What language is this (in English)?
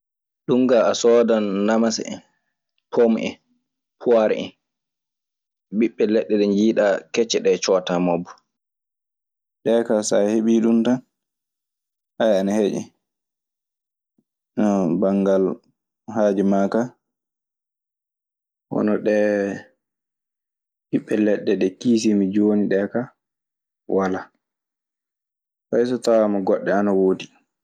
Maasina Fulfulde